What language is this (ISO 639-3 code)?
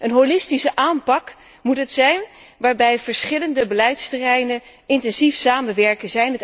nld